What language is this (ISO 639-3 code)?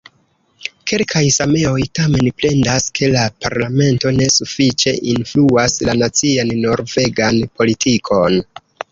epo